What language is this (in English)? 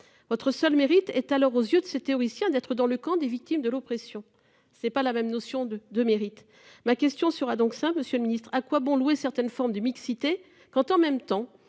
French